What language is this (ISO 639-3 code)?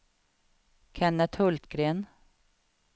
swe